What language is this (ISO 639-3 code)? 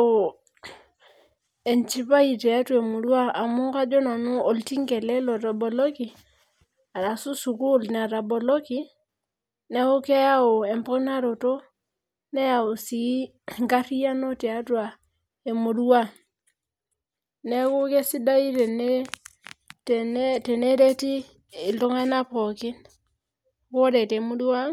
mas